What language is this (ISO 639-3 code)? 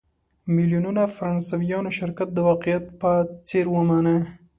pus